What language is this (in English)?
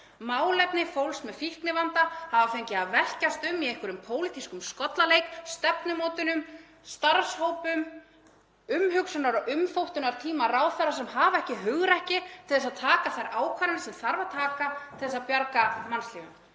Icelandic